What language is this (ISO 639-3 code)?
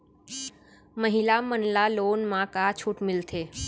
hne